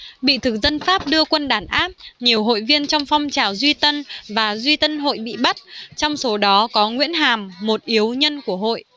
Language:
Vietnamese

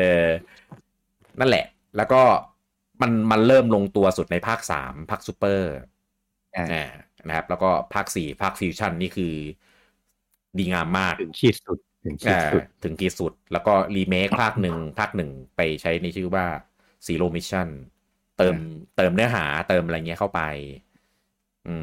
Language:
Thai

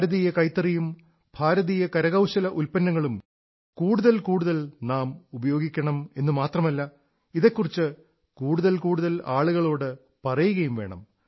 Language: Malayalam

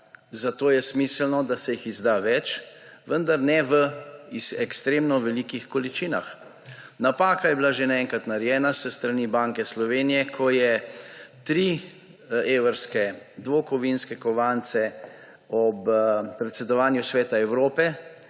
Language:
Slovenian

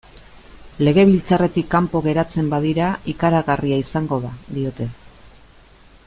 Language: Basque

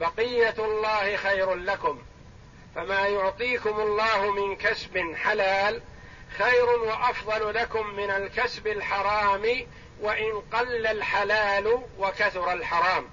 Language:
Arabic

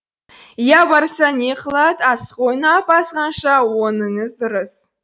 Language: Kazakh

